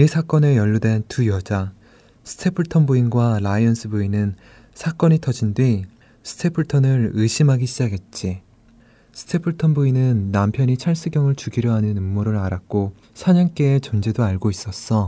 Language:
Korean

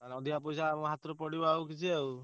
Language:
Odia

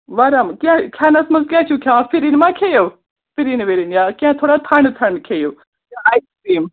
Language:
Kashmiri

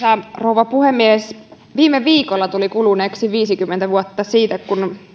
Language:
Finnish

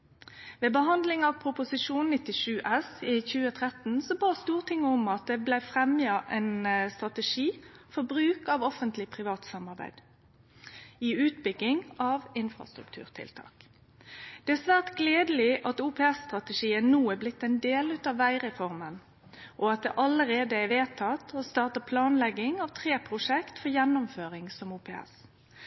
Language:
Norwegian Nynorsk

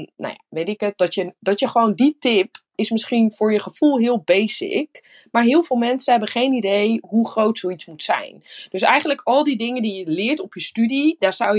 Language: Dutch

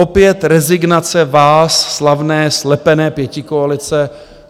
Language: Czech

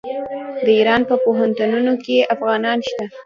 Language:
Pashto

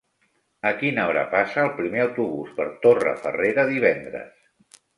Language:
Catalan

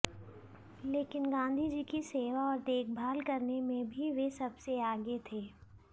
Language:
Hindi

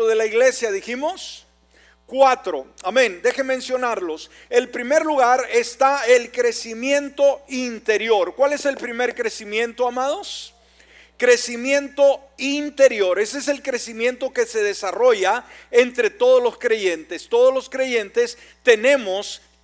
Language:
Spanish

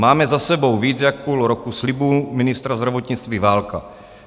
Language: Czech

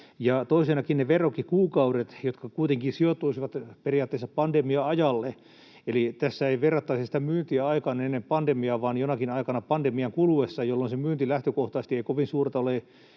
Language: Finnish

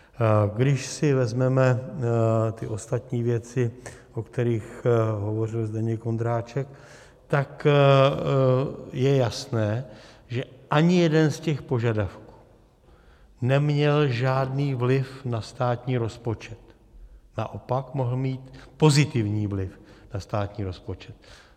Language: Czech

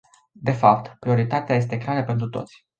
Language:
Romanian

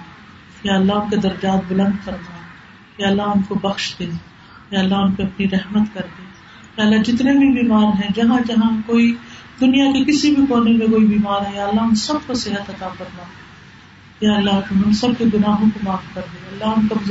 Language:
Urdu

